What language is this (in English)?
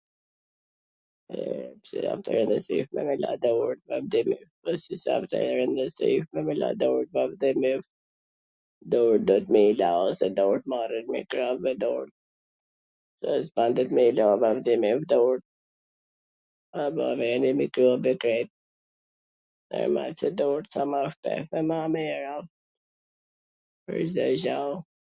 Gheg Albanian